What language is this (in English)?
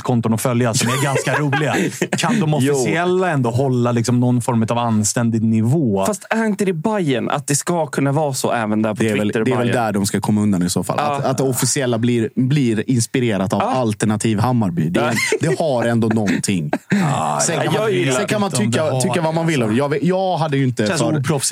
Swedish